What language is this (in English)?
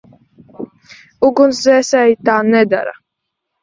Latvian